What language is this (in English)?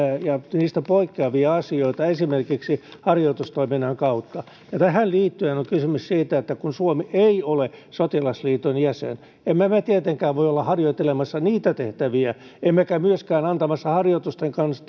Finnish